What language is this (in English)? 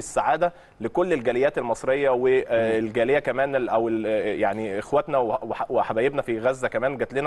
Arabic